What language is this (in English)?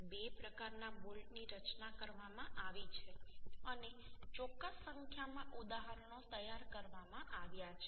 Gujarati